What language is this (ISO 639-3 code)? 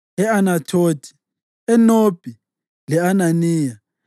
nde